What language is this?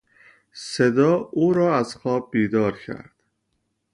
Persian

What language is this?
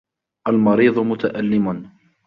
Arabic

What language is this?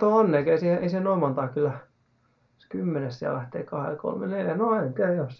Finnish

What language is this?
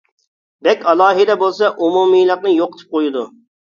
Uyghur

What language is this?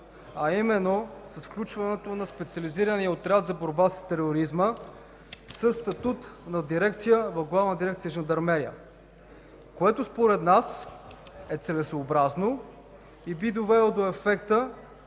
Bulgarian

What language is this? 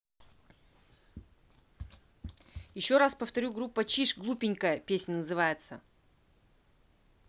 Russian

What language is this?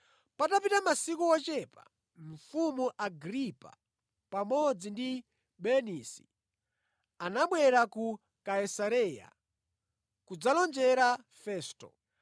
Nyanja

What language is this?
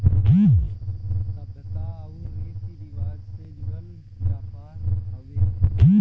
Bhojpuri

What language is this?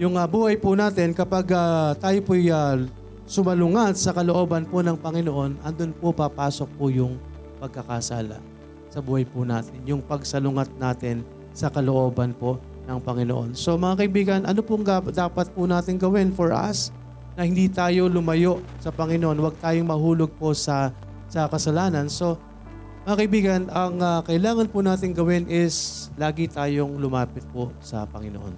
Filipino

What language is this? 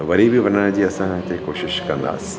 Sindhi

